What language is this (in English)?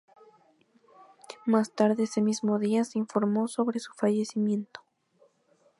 Spanish